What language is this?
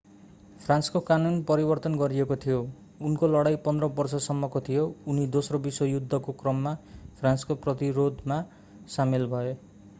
Nepali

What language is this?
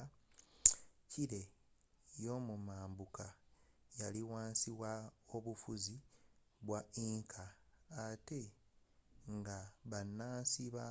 Ganda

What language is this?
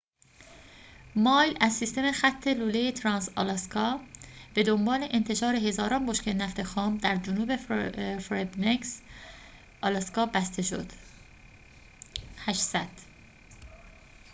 Persian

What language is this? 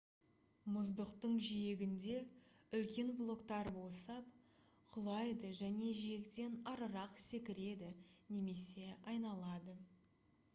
Kazakh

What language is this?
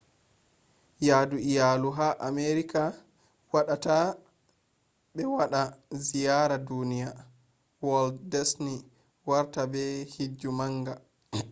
Fula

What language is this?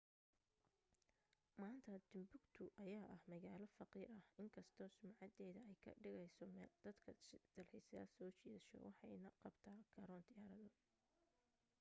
Somali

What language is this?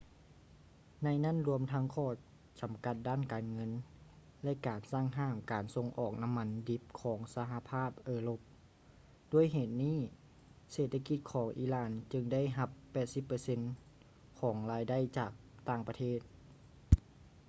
Lao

